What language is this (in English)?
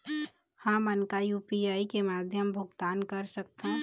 Chhattisgarhi